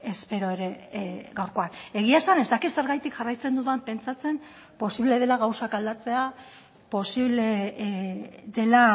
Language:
Basque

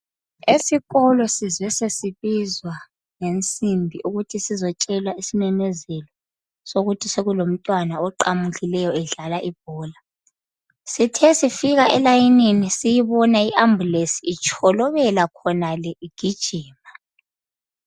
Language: North Ndebele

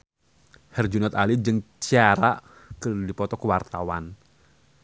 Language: Sundanese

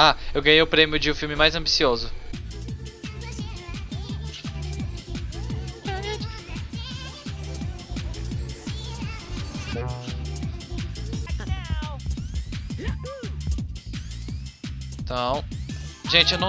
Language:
Portuguese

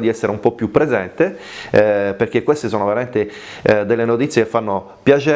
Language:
Italian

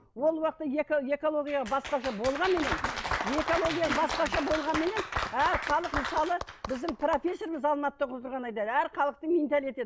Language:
Kazakh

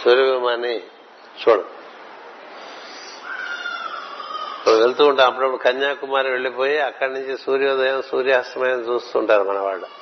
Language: Telugu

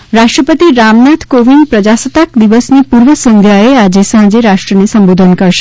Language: Gujarati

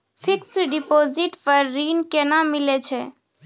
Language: Maithili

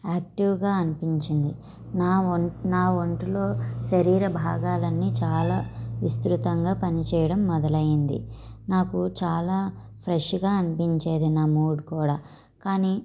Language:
Telugu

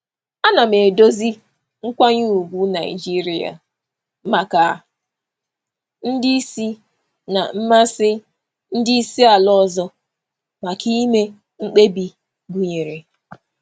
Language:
Igbo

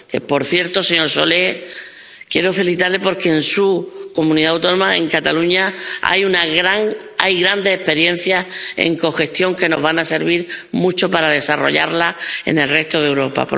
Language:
Spanish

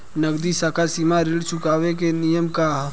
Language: Bhojpuri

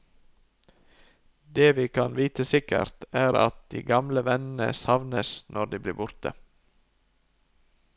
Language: Norwegian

